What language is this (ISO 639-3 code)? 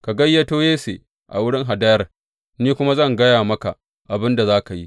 hau